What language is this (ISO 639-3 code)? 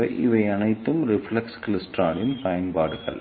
tam